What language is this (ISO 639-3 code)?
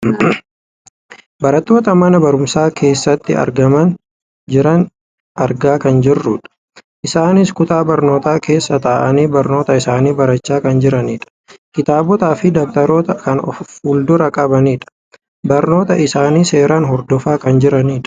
orm